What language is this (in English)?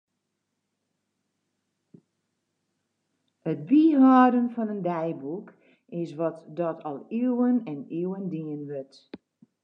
Western Frisian